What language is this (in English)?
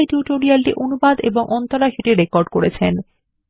Bangla